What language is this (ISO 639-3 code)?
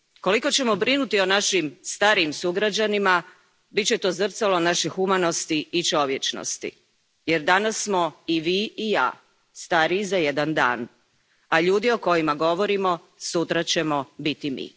hrv